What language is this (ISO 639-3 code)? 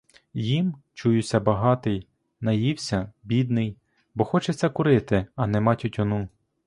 ukr